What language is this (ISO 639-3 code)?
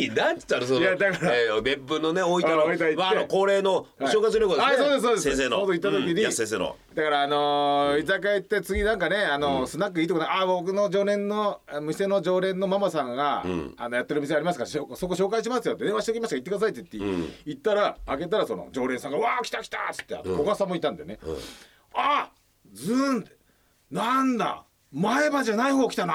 jpn